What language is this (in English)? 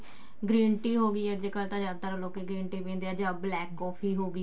Punjabi